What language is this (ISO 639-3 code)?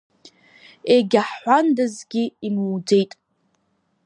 abk